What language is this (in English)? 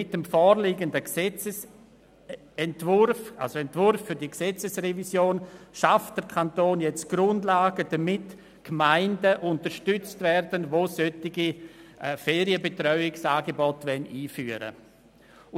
Swiss German